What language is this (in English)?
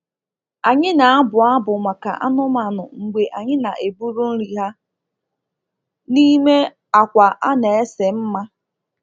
Igbo